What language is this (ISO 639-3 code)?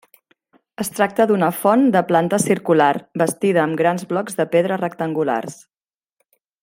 cat